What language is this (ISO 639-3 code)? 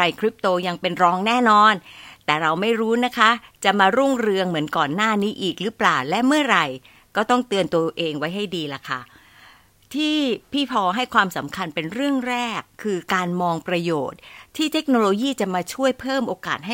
tha